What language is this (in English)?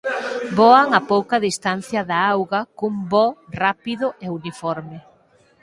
Galician